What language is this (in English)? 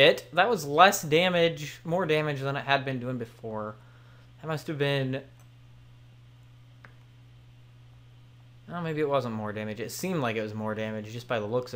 English